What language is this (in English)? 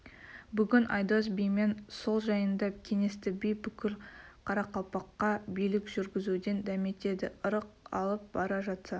Kazakh